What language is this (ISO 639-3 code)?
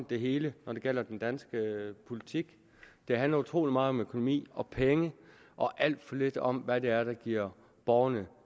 dan